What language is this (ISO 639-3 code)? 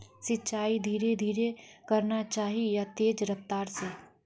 mag